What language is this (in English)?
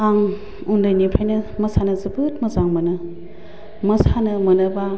Bodo